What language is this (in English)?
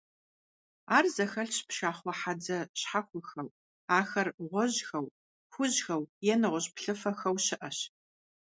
Kabardian